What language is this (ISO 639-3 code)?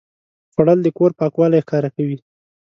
pus